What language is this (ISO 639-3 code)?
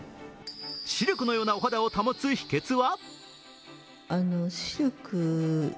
jpn